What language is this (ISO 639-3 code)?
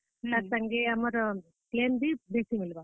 ori